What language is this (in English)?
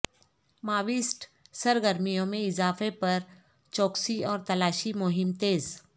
Urdu